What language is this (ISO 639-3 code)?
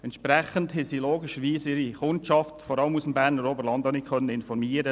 gsw